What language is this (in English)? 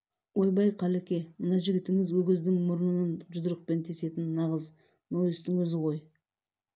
Kazakh